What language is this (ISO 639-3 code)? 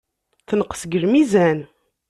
kab